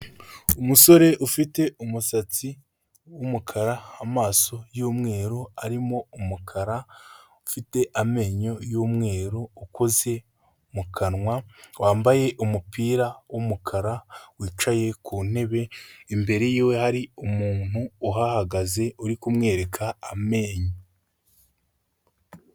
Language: Kinyarwanda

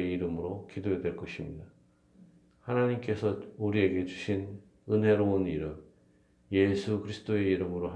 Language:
Korean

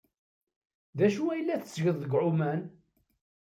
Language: Kabyle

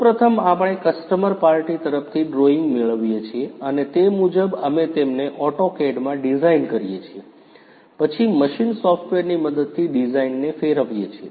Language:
Gujarati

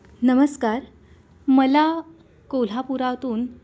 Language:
Marathi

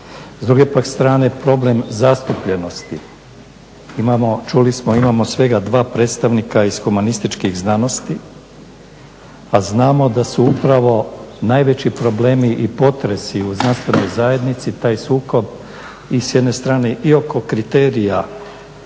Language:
Croatian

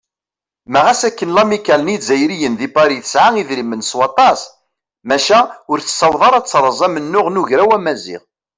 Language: Kabyle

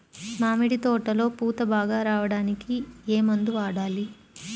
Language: Telugu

